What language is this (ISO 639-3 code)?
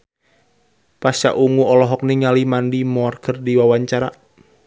sun